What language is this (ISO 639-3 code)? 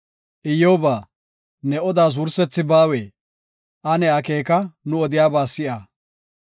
gof